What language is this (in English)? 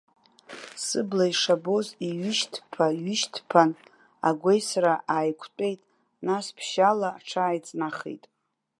Abkhazian